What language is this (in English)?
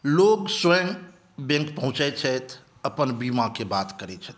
Maithili